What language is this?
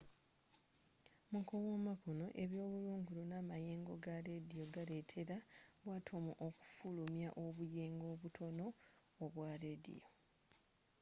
Ganda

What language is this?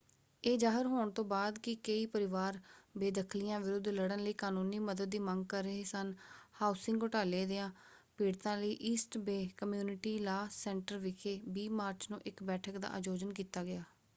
Punjabi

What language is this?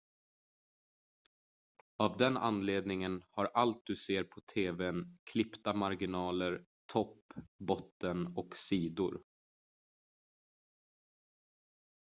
Swedish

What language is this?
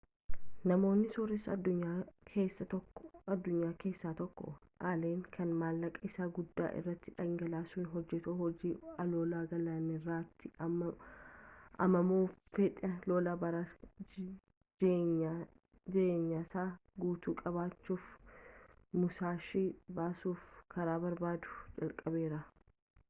Oromo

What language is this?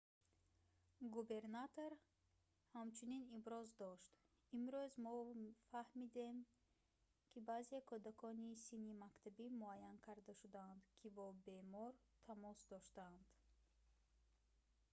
Tajik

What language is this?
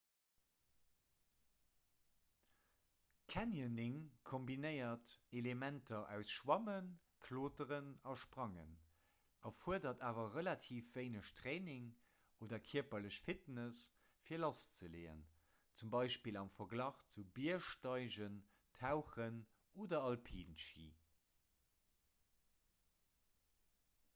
Luxembourgish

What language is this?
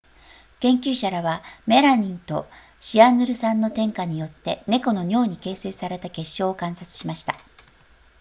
Japanese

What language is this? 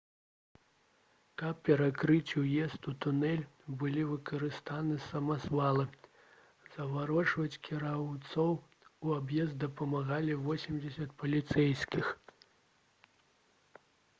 Belarusian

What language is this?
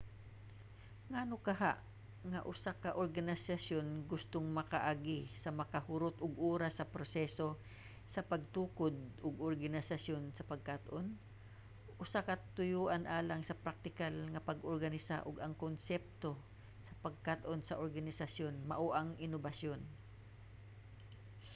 Cebuano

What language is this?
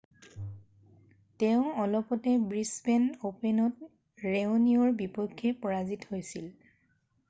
Assamese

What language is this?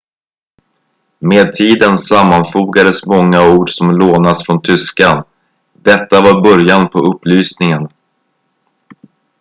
Swedish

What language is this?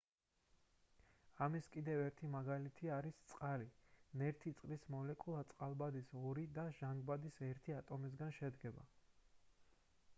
Georgian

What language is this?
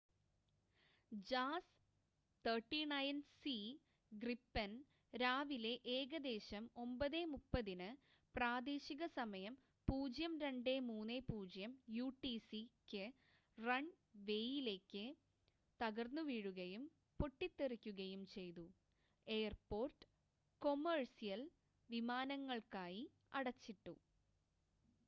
Malayalam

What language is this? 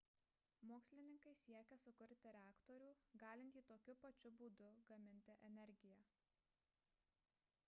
Lithuanian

